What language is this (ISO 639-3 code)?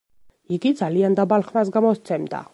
kat